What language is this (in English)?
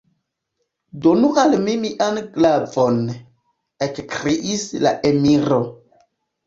Esperanto